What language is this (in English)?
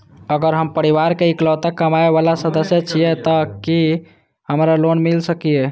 Maithili